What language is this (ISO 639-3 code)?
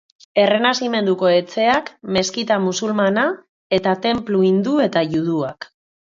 eus